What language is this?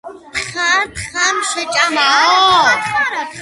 Georgian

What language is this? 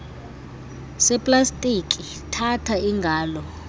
Xhosa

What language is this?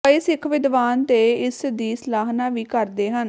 Punjabi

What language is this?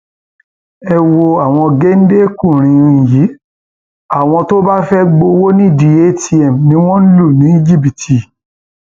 Yoruba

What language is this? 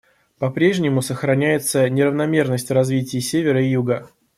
Russian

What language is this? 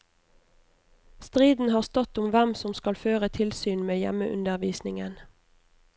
Norwegian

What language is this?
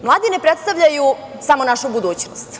Serbian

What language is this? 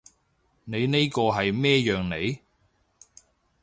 Cantonese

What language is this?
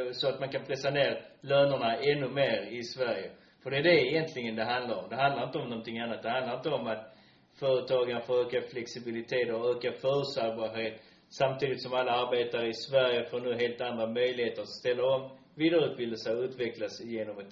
Swedish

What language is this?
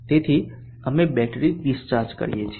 Gujarati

